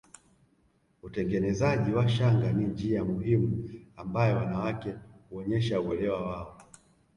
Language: Swahili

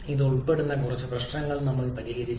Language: Malayalam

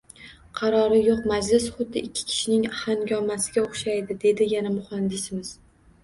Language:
Uzbek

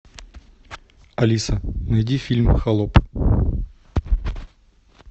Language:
Russian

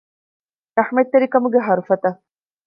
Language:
Divehi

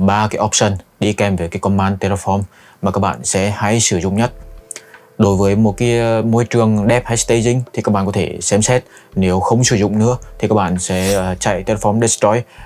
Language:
Vietnamese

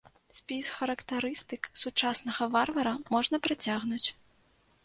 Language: Belarusian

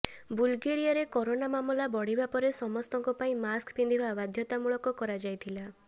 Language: Odia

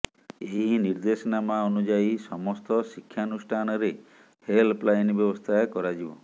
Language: Odia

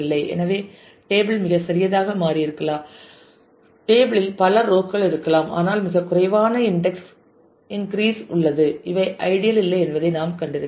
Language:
Tamil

